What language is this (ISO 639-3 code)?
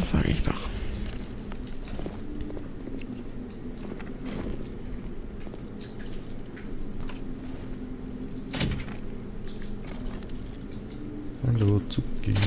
deu